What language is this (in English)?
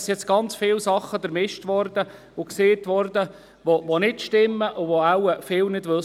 Swiss German